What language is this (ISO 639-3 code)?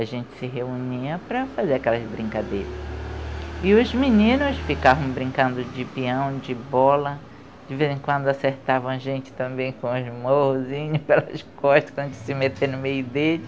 por